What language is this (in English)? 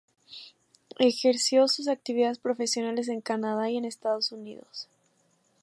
Spanish